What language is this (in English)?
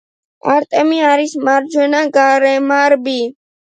Georgian